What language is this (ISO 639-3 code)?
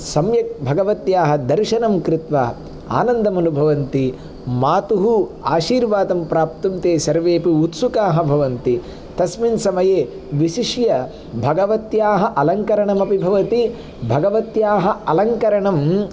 san